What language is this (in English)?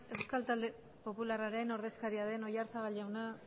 Basque